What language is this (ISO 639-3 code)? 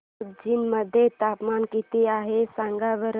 mar